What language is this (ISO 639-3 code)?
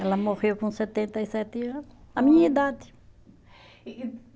por